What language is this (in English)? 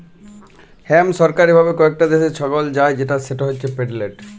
Bangla